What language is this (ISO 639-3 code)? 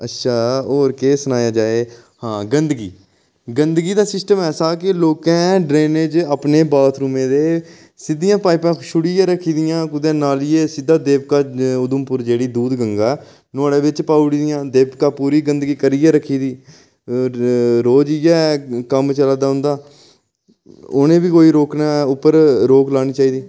doi